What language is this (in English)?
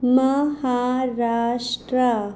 Konkani